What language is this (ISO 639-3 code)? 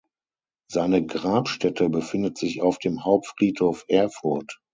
deu